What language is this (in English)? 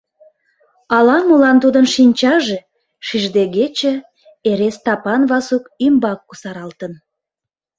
Mari